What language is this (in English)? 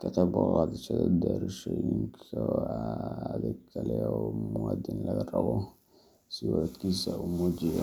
Somali